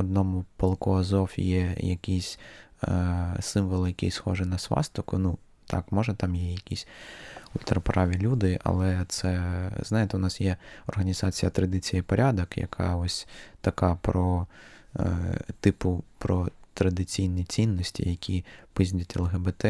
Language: Ukrainian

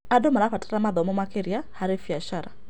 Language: Kikuyu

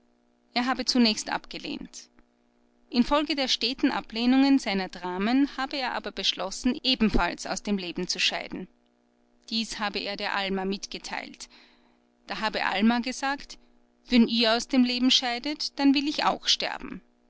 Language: German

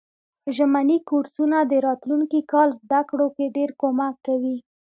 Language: Pashto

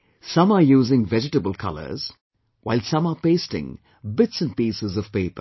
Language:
English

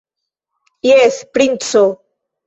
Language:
Esperanto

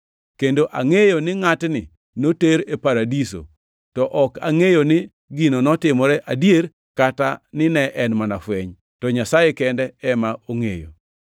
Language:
Luo (Kenya and Tanzania)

